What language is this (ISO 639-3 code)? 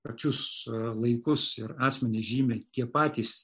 lit